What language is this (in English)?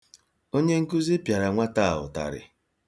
Igbo